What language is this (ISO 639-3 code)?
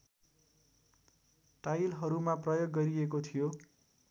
nep